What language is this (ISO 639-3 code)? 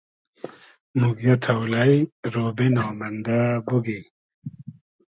haz